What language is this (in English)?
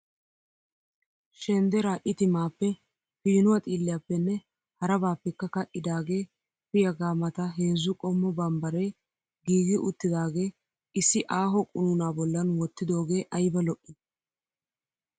Wolaytta